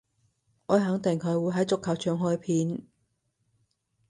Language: Cantonese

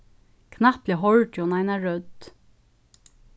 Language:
Faroese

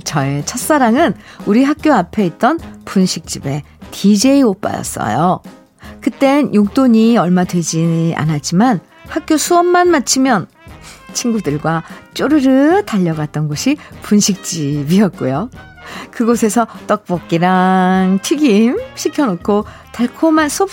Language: Korean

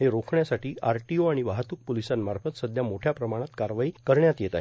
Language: Marathi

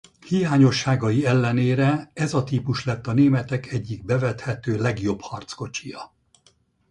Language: Hungarian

